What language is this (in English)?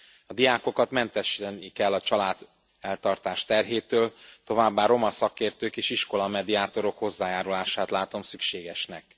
Hungarian